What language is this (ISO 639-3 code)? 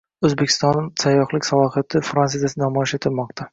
uzb